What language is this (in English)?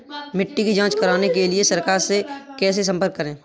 Hindi